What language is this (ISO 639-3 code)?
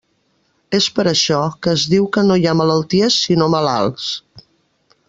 cat